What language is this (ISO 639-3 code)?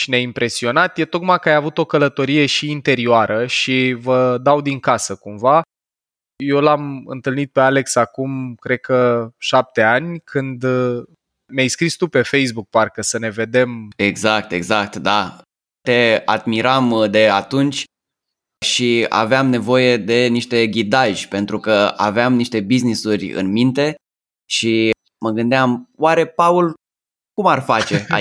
ron